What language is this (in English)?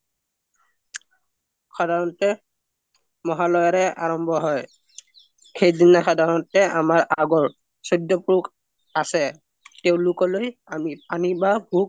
Assamese